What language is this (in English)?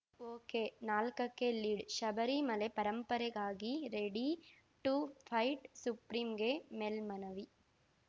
Kannada